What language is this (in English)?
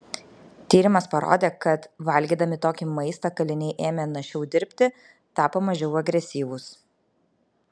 Lithuanian